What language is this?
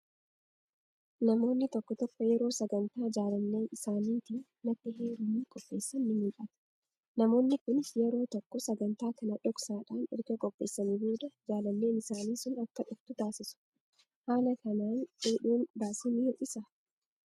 Oromo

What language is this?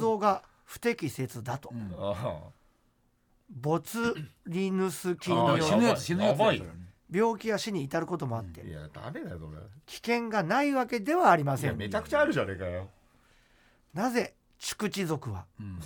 Japanese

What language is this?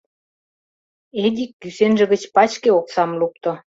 Mari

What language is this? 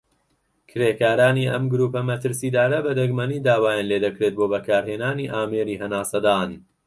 Central Kurdish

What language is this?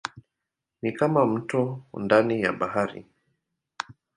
Swahili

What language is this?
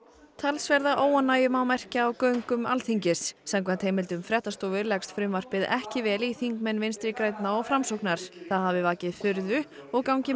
Icelandic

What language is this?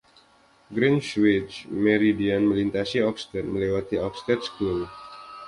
Indonesian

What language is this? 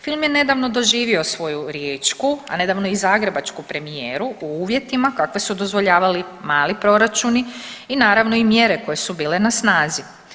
Croatian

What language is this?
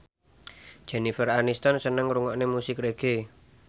Javanese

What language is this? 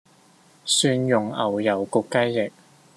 Cantonese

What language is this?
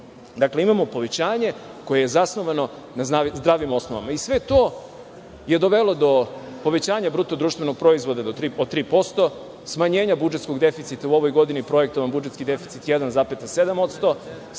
Serbian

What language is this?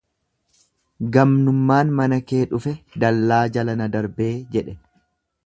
Oromo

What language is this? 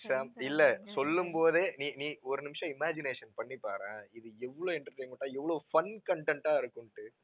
Tamil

